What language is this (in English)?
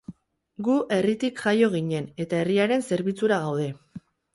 Basque